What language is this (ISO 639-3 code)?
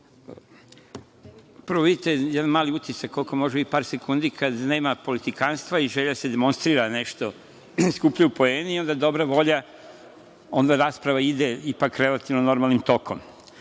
srp